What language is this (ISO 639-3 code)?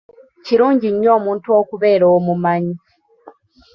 lug